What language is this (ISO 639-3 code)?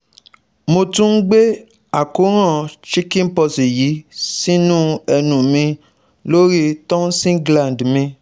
yor